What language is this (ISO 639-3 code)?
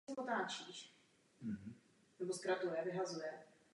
ces